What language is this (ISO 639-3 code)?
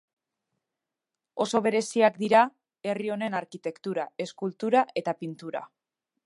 eus